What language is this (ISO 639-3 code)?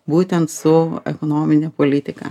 lit